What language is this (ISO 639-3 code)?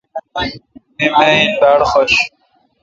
xka